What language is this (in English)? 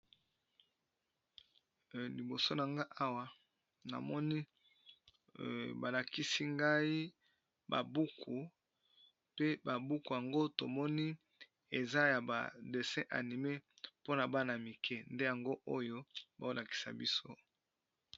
Lingala